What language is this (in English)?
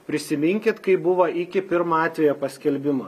Lithuanian